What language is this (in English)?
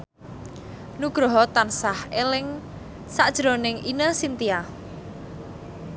Javanese